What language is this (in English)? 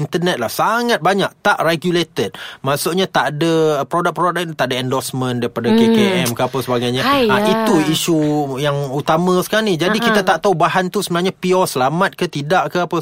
Malay